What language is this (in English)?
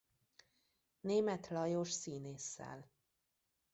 Hungarian